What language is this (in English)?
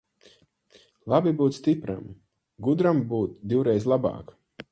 Latvian